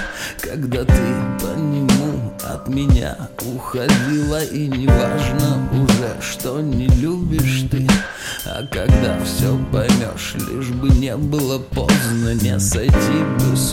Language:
Russian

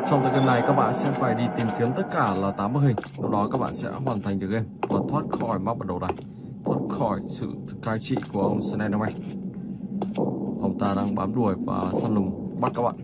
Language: Vietnamese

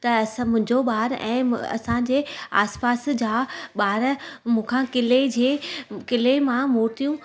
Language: Sindhi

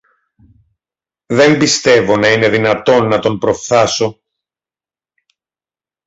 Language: Greek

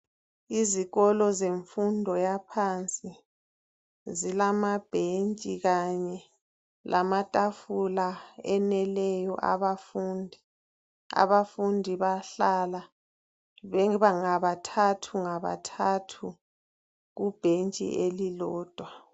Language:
North Ndebele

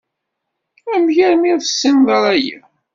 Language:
Kabyle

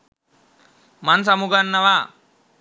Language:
Sinhala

